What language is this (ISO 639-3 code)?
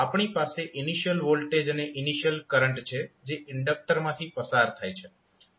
guj